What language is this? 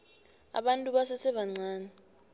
South Ndebele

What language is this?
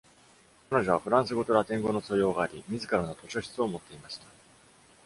Japanese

